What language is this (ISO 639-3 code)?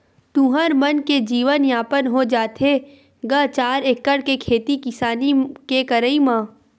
hne